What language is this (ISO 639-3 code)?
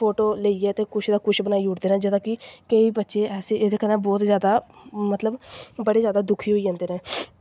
doi